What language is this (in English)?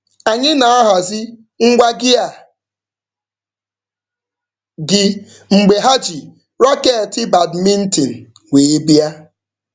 Igbo